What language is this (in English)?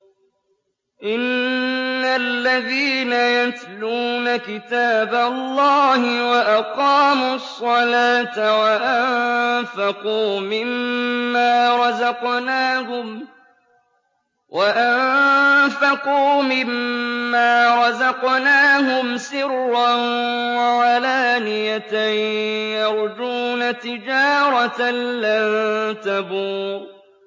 Arabic